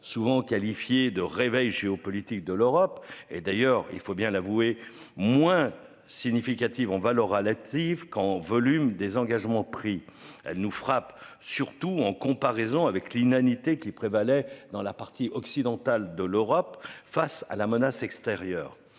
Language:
French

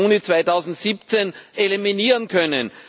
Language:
German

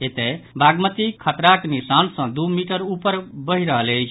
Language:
Maithili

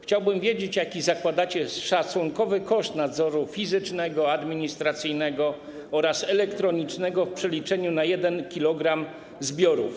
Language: Polish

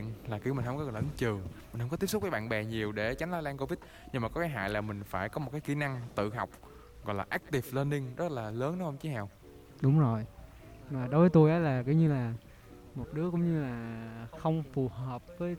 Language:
Vietnamese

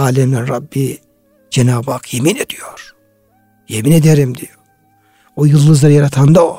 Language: Turkish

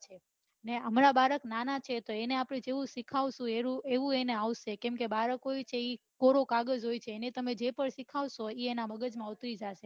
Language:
Gujarati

